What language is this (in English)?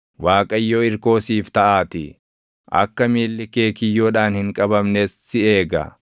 Oromo